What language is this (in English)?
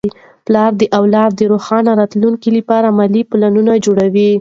Pashto